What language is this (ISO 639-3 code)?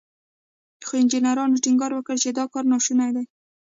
pus